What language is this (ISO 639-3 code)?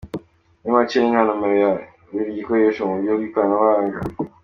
kin